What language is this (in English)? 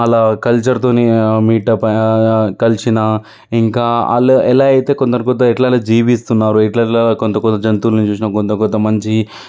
Telugu